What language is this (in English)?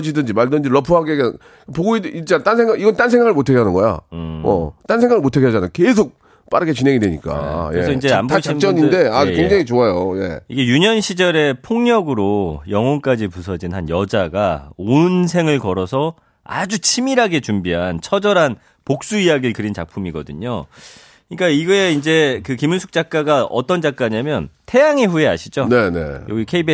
Korean